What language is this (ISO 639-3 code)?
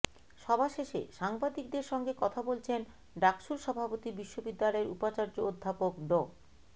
ben